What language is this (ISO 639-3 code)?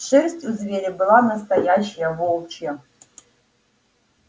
rus